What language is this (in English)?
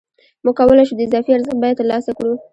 Pashto